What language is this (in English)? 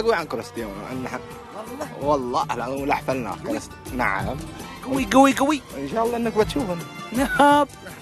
Arabic